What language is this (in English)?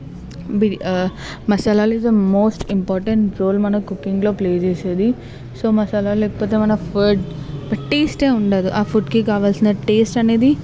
Telugu